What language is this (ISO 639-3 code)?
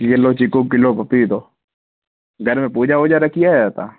snd